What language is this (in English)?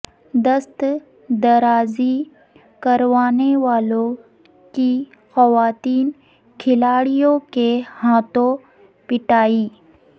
Urdu